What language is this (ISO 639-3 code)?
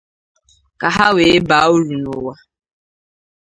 ibo